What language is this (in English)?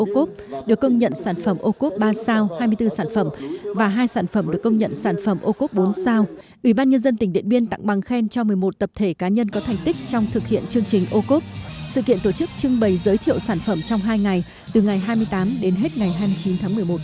Vietnamese